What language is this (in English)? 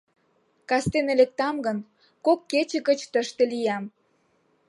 Mari